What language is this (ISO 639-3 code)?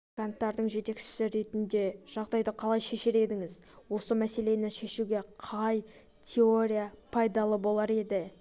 kaz